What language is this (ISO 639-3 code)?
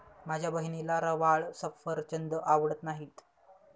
mar